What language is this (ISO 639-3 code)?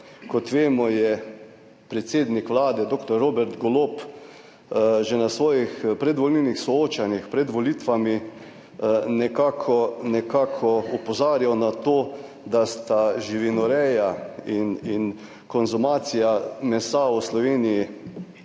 slv